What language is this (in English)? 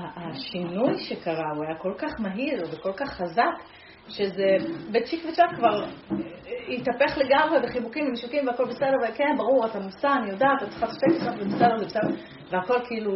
Hebrew